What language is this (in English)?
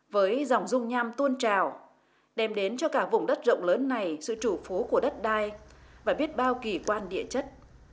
Vietnamese